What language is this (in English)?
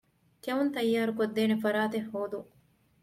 Divehi